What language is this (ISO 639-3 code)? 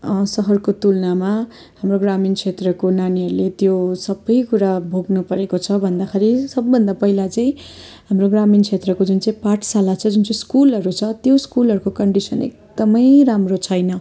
nep